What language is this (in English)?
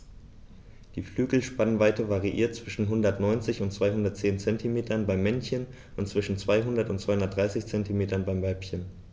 German